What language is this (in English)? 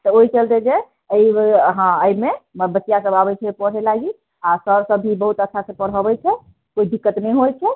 Maithili